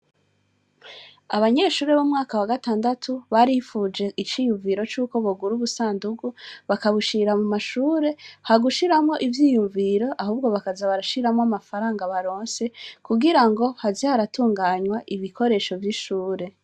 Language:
Rundi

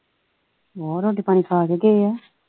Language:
Punjabi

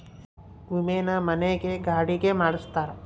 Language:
Kannada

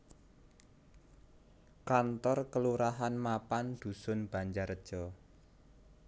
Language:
Javanese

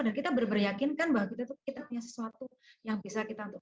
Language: Indonesian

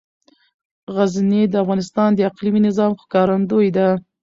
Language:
Pashto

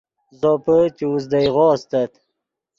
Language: Yidgha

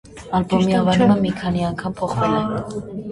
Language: Armenian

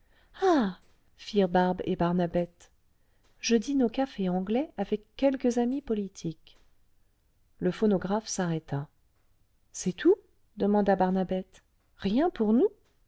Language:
French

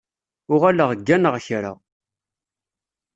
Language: Kabyle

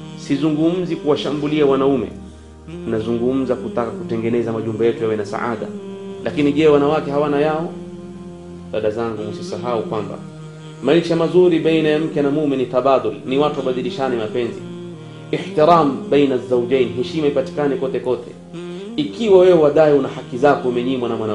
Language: Swahili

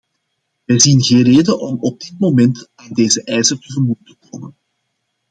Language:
Dutch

